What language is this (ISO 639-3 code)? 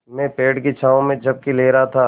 hin